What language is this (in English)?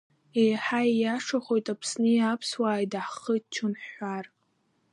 Abkhazian